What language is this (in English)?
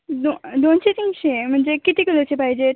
Marathi